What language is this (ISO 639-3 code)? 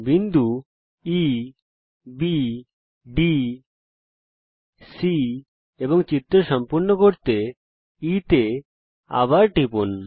ben